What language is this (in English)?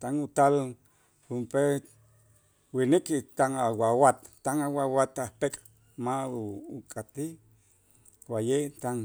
Itzá